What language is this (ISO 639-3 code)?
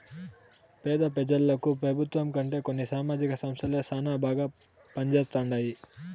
tel